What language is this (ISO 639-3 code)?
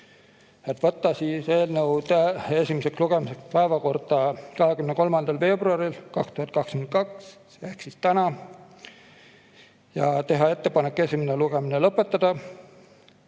est